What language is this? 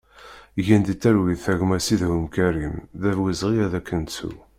Kabyle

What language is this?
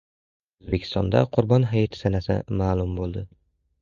Uzbek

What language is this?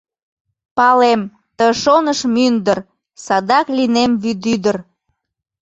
Mari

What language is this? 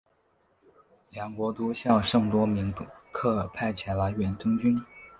Chinese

